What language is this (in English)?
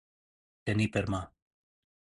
Catalan